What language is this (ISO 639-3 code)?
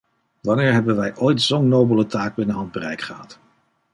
nld